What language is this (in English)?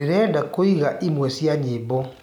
Kikuyu